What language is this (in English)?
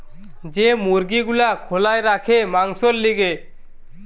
Bangla